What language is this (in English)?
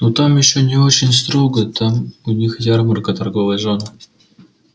Russian